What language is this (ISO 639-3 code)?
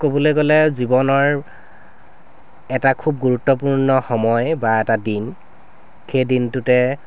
asm